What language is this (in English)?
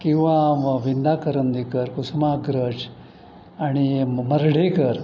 Marathi